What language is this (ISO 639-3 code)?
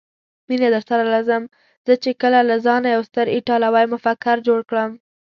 pus